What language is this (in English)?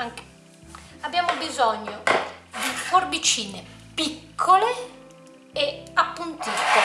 Italian